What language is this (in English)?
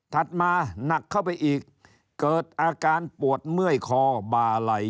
Thai